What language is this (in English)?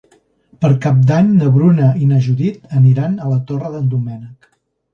Catalan